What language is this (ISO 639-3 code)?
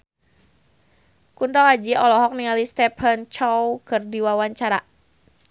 sun